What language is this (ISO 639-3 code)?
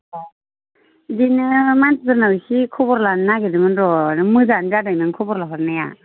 brx